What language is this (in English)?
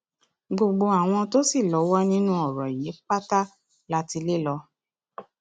Yoruba